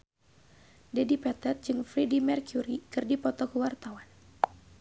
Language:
Sundanese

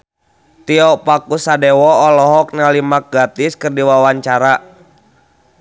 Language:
Sundanese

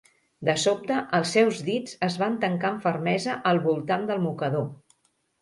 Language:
Catalan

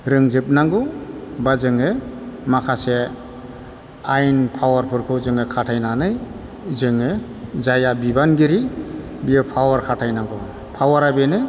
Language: Bodo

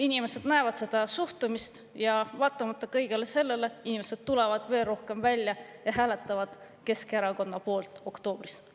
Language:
Estonian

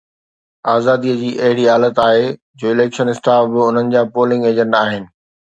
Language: Sindhi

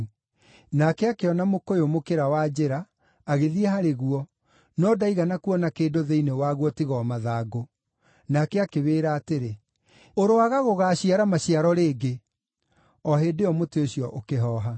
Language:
Kikuyu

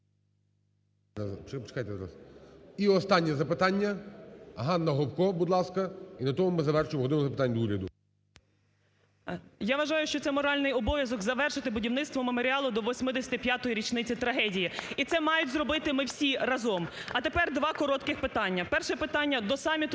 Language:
Ukrainian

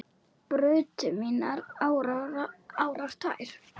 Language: Icelandic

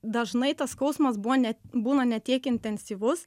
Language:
Lithuanian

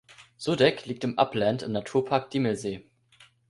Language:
German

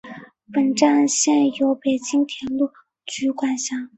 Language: Chinese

